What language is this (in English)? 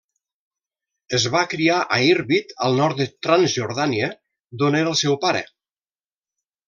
Catalan